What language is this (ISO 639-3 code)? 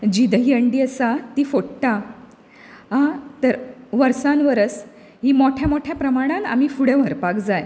kok